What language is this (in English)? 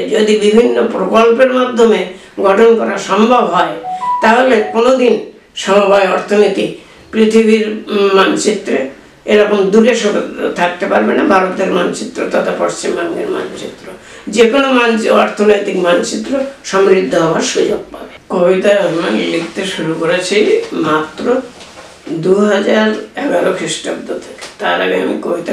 Bangla